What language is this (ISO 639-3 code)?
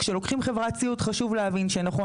heb